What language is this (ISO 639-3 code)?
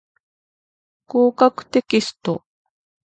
jpn